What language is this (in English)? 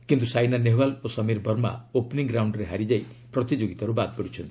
Odia